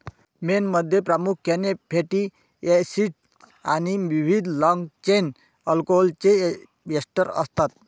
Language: Marathi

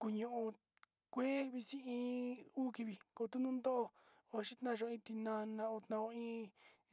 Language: Sinicahua Mixtec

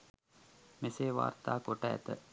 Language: Sinhala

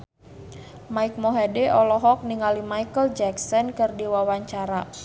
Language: Sundanese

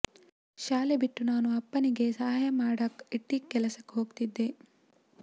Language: Kannada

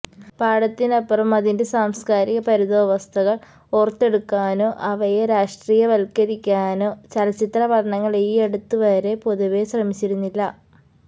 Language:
Malayalam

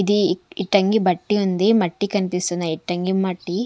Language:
Telugu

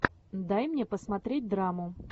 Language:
Russian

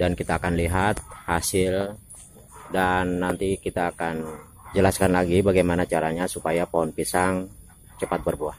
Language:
Indonesian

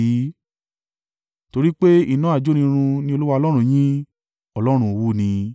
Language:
Yoruba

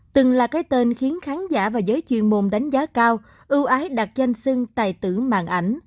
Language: Vietnamese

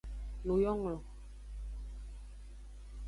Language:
Aja (Benin)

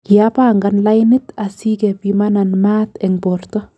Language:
Kalenjin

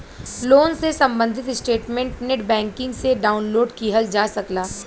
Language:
Bhojpuri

